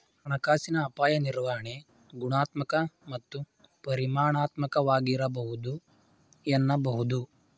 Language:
Kannada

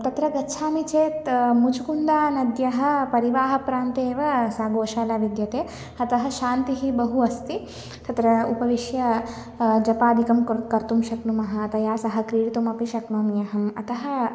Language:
Sanskrit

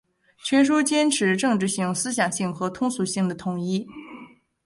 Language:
Chinese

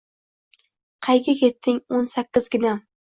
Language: Uzbek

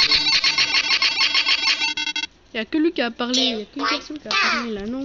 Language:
French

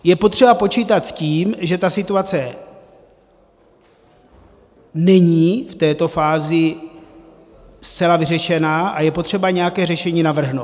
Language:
Czech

